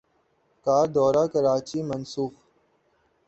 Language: Urdu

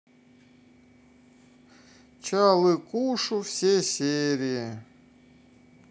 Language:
Russian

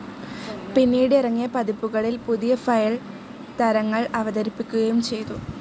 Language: Malayalam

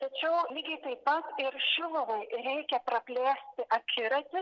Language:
Lithuanian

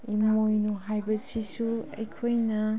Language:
Manipuri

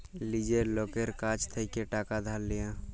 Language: Bangla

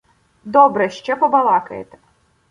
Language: Ukrainian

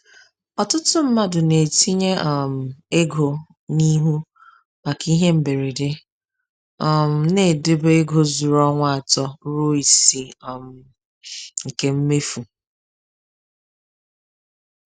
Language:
Igbo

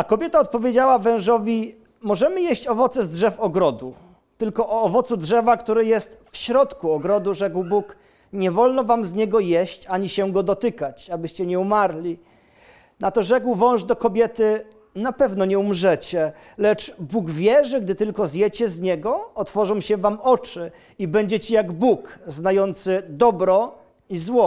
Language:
Polish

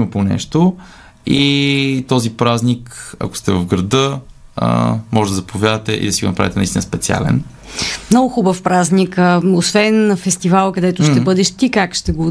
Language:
Bulgarian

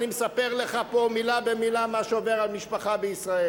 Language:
Hebrew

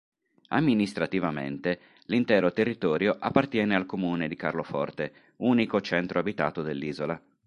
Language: Italian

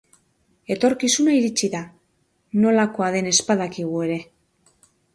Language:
Basque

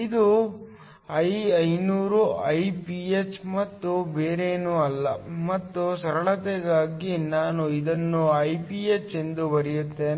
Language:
Kannada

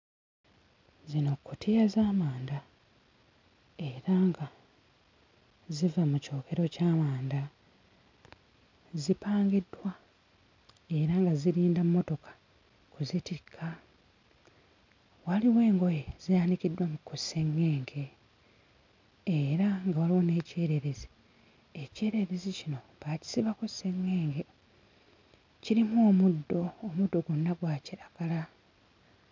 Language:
Ganda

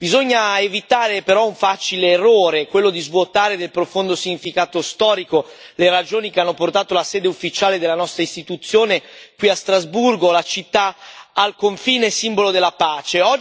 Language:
Italian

